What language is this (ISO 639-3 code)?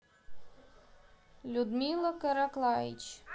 rus